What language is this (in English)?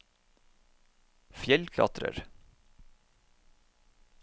Norwegian